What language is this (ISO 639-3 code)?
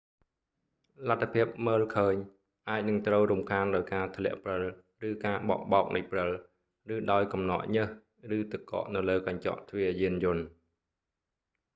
khm